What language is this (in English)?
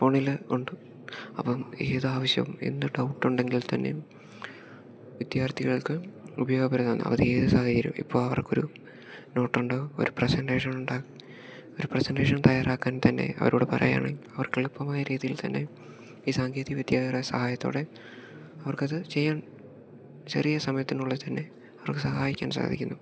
Malayalam